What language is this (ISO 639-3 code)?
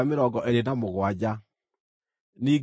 kik